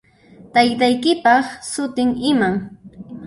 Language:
Puno Quechua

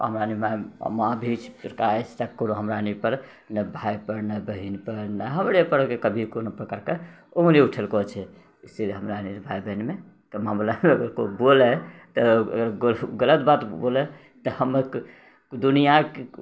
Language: Maithili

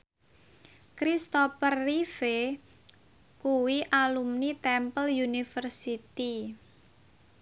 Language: Javanese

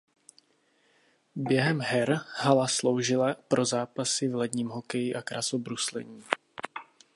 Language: Czech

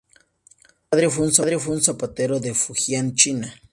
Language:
Spanish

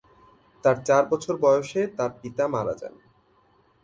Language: Bangla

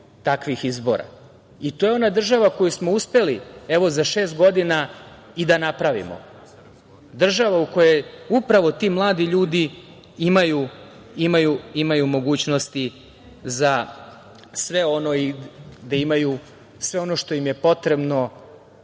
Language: Serbian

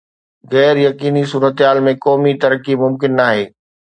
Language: Sindhi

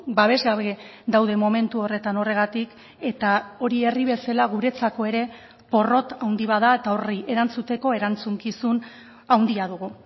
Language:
Basque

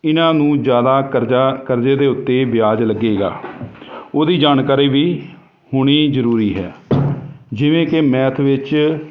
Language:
Punjabi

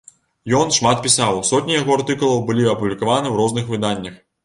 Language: Belarusian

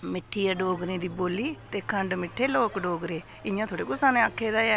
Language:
Dogri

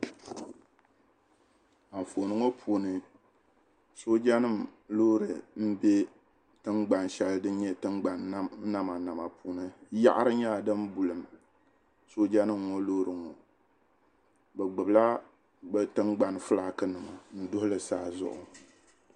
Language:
Dagbani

